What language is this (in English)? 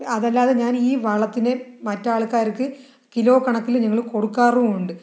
Malayalam